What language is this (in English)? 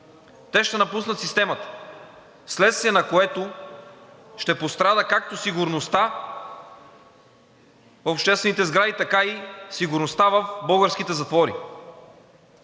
Bulgarian